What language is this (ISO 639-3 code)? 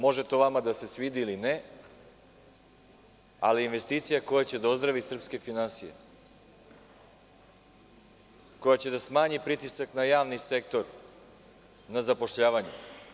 srp